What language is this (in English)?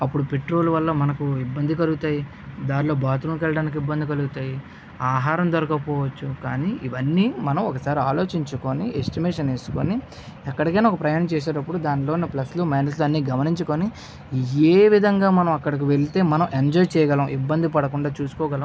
Telugu